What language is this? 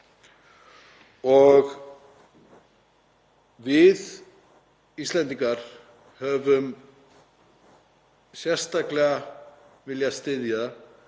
Icelandic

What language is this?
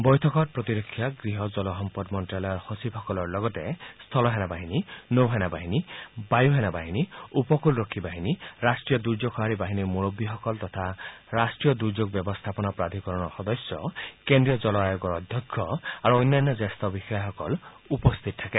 Assamese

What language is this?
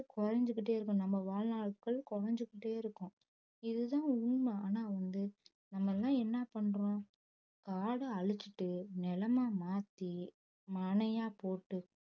Tamil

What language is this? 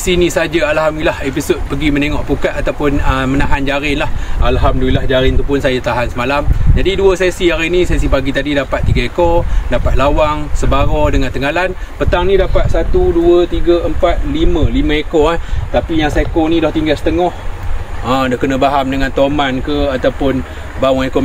Malay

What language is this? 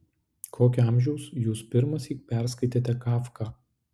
Lithuanian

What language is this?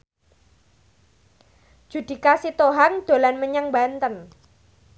Javanese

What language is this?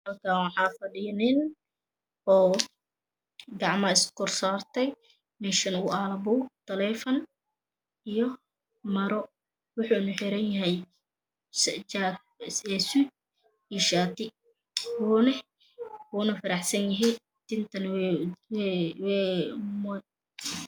Somali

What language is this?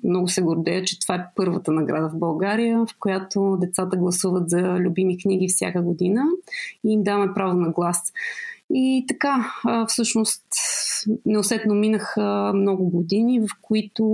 Bulgarian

